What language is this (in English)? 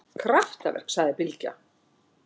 Icelandic